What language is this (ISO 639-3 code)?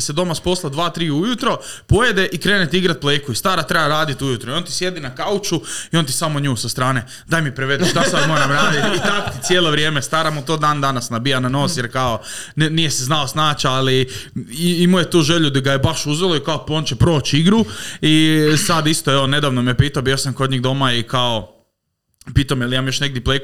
hrv